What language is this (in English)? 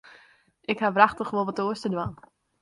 Western Frisian